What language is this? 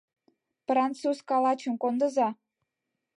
Mari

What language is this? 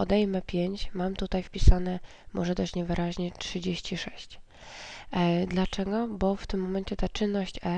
Polish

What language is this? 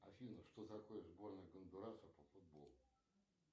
Russian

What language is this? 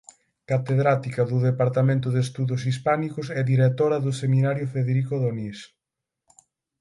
Galician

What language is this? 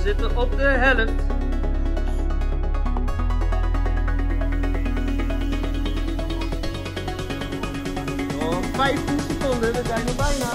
Dutch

